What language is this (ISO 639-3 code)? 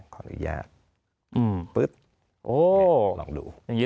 tha